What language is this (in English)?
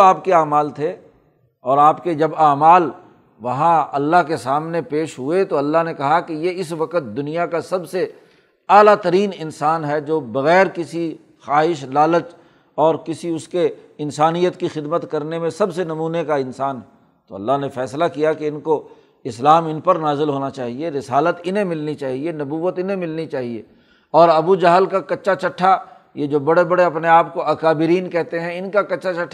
Urdu